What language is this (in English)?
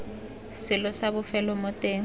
Tswana